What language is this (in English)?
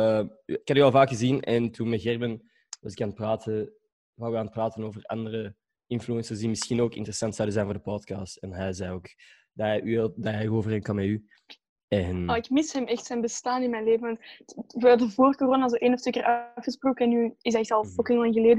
Dutch